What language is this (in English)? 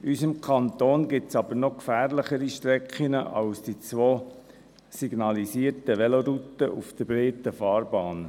Swiss German